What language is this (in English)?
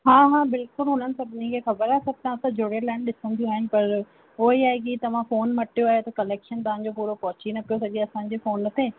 Sindhi